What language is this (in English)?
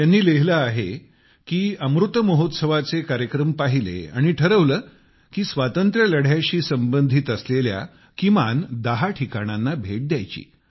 Marathi